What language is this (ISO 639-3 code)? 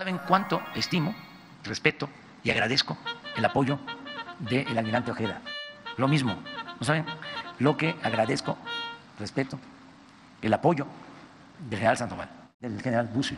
spa